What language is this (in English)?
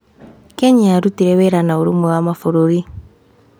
Kikuyu